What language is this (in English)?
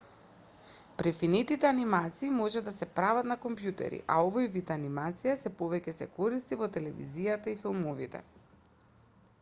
Macedonian